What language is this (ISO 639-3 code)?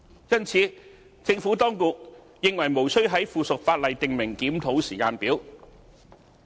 yue